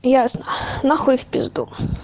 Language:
Russian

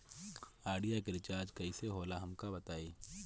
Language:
Bhojpuri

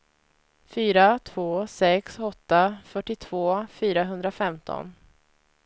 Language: Swedish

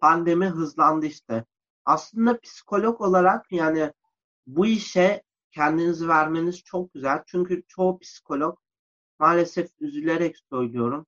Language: Turkish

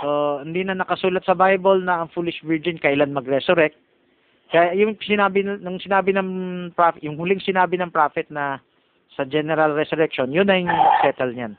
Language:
Filipino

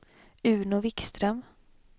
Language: Swedish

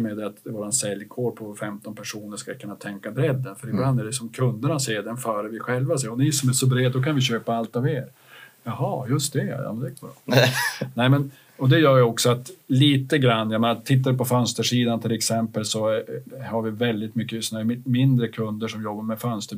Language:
Swedish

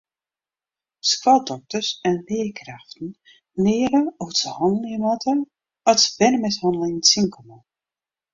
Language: Western Frisian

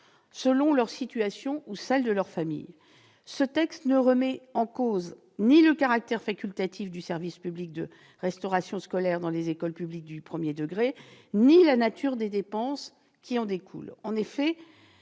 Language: French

